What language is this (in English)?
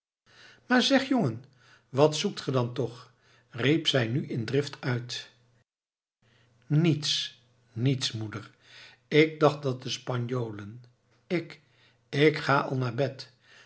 Dutch